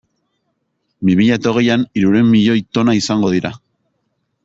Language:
Basque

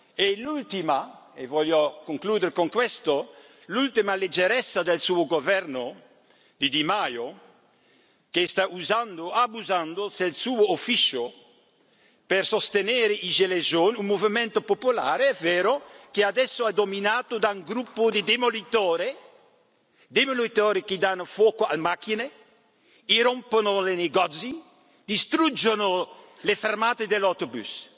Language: Italian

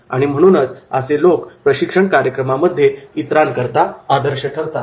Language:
Marathi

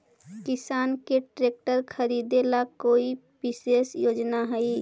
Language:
Magahi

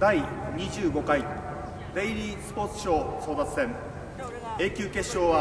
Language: Japanese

